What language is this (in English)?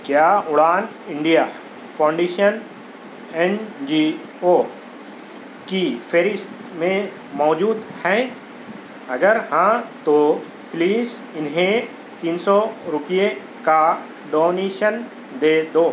Urdu